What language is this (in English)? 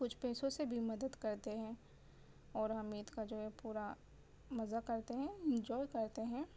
Urdu